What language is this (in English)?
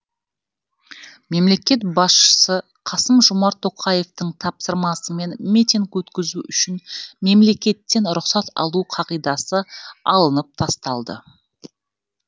Kazakh